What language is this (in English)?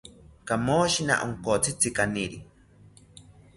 South Ucayali Ashéninka